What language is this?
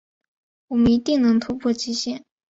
Chinese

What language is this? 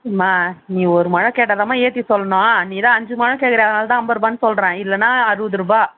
Tamil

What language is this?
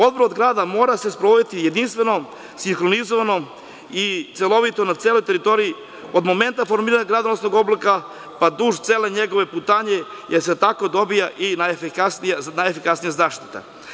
Serbian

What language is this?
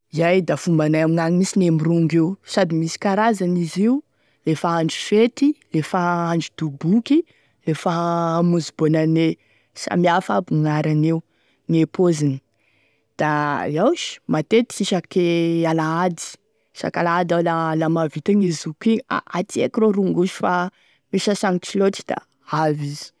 Tesaka Malagasy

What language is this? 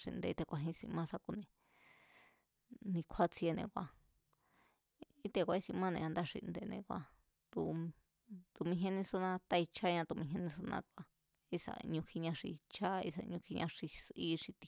Mazatlán Mazatec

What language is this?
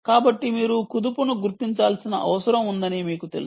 Telugu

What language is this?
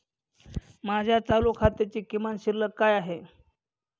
Marathi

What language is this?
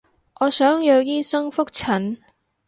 Cantonese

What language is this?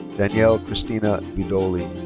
English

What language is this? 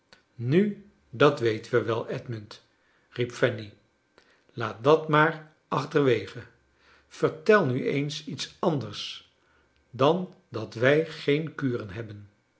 Dutch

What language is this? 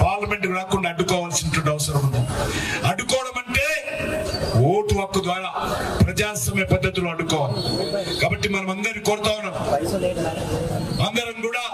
Telugu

